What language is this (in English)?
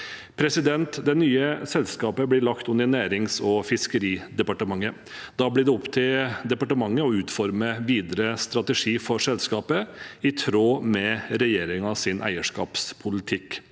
Norwegian